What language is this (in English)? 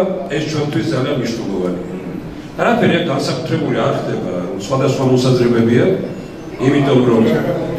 Romanian